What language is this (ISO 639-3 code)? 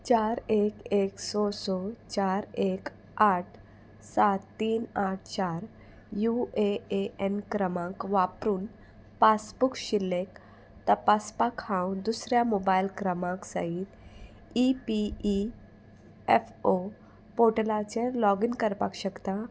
kok